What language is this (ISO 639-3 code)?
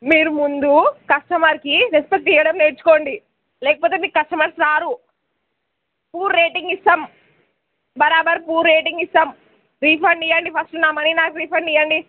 tel